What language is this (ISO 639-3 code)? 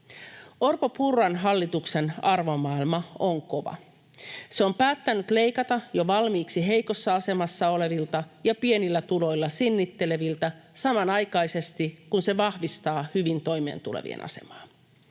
fin